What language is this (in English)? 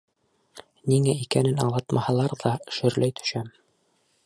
Bashkir